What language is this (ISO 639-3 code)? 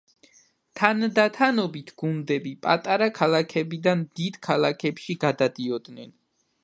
kat